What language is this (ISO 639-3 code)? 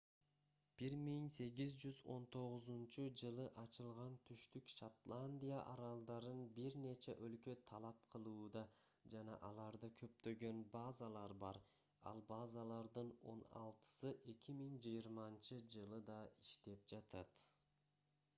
kir